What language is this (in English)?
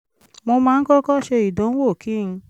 Yoruba